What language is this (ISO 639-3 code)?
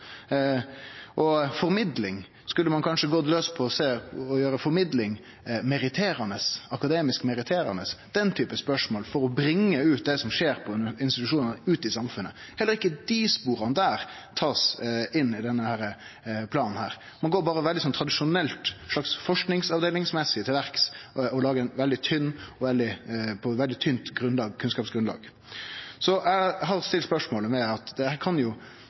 nno